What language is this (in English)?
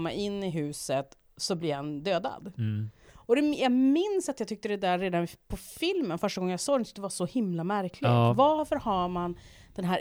Swedish